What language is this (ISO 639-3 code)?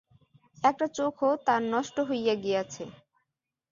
ben